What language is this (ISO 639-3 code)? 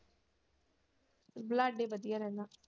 pan